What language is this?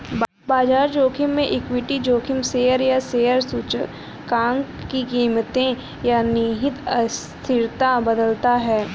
Hindi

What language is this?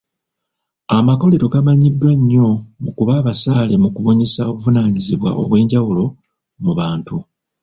Ganda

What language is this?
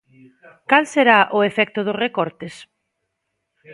Galician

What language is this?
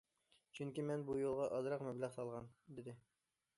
Uyghur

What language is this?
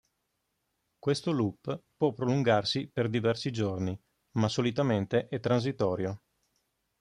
Italian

